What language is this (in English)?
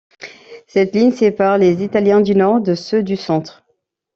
French